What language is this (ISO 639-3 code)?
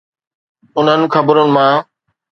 snd